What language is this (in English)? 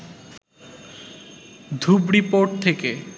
Bangla